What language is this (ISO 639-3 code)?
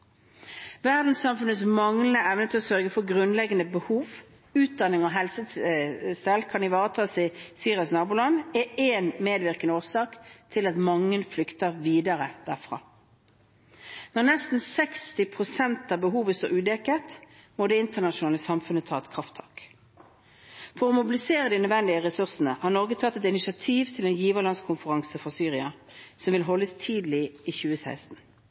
nob